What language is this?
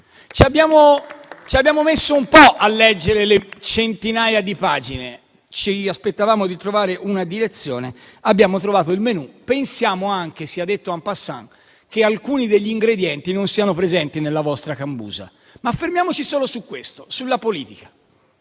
Italian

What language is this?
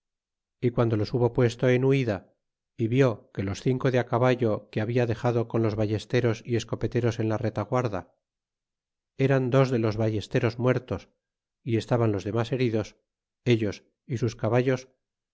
Spanish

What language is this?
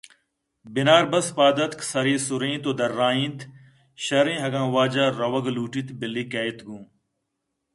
Eastern Balochi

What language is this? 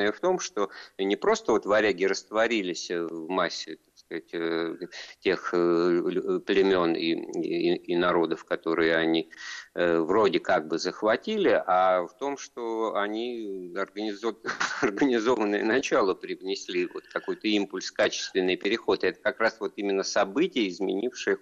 Russian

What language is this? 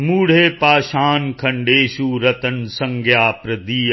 Punjabi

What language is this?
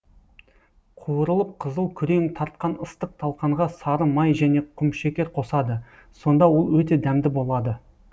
Kazakh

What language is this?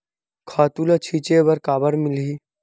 Chhattisgarhi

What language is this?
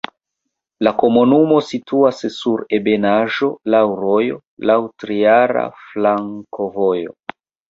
Esperanto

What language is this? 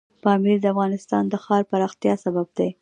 Pashto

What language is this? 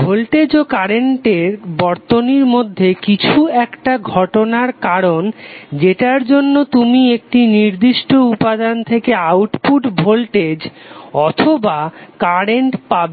Bangla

